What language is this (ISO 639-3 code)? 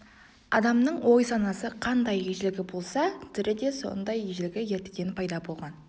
kaz